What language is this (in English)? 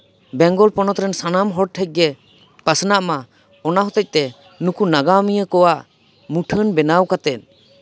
Santali